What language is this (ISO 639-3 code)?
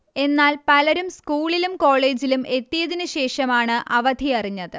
mal